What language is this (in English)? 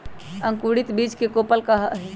Magahi